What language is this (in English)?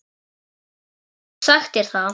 Icelandic